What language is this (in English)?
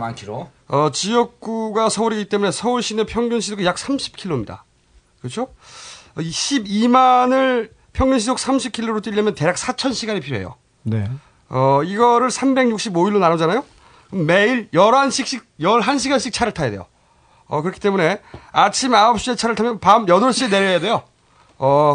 Korean